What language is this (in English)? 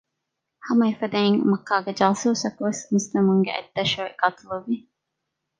Divehi